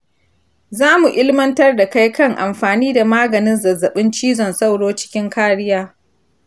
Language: Hausa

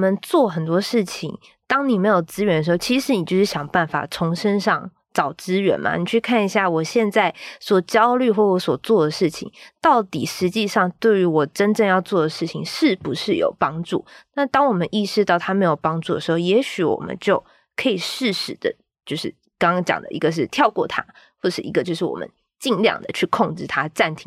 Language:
Chinese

